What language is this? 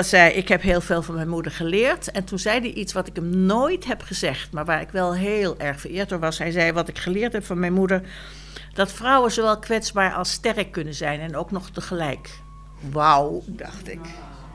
Dutch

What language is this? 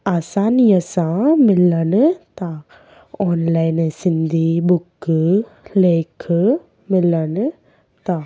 Sindhi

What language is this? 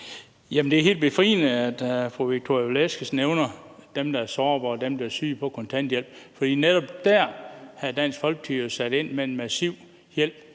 Danish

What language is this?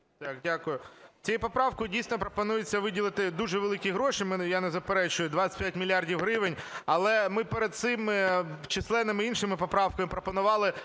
Ukrainian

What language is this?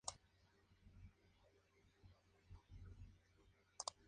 Spanish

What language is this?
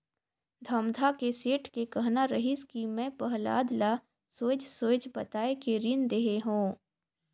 Chhattisgarhi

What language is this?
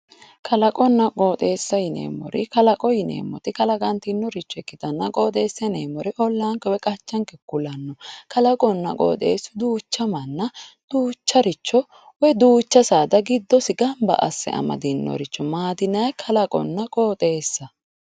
Sidamo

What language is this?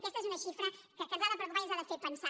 Catalan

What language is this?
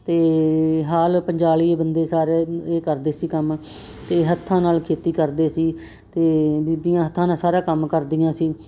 Punjabi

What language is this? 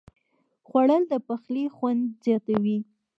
Pashto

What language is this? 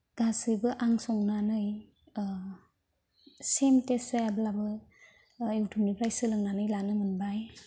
Bodo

